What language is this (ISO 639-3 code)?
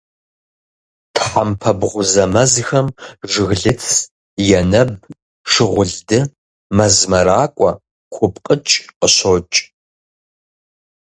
kbd